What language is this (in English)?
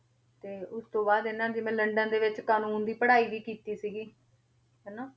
Punjabi